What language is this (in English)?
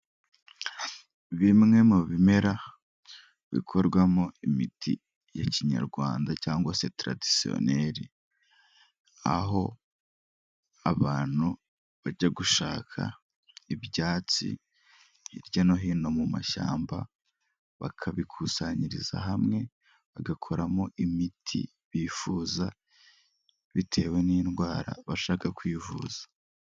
Kinyarwanda